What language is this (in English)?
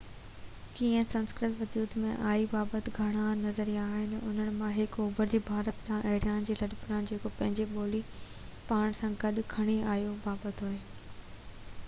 Sindhi